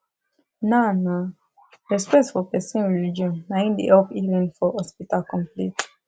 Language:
Nigerian Pidgin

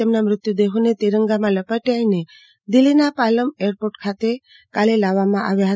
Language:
Gujarati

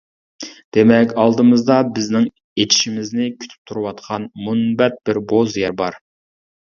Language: Uyghur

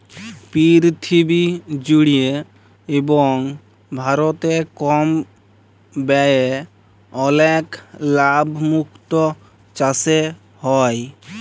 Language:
Bangla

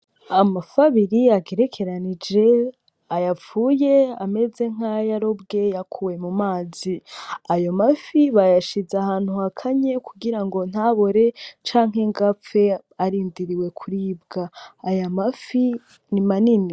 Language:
Rundi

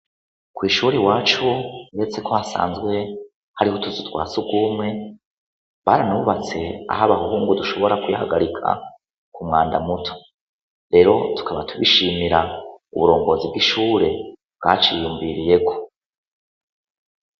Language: Rundi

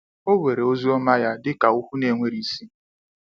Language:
Igbo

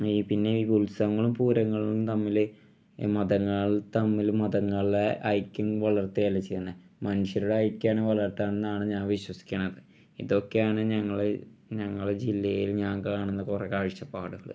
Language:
Malayalam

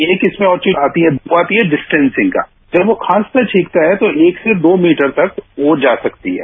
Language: Hindi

